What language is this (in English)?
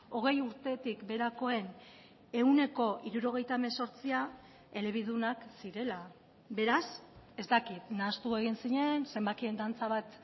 Basque